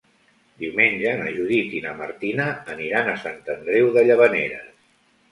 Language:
Catalan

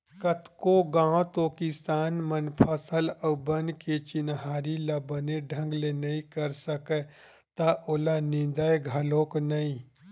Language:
Chhattisgarhi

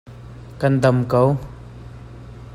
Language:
Hakha Chin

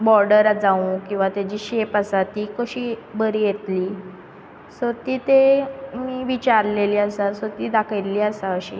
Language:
Konkani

